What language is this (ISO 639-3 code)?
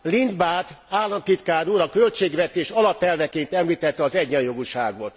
hun